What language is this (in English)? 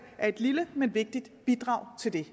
Danish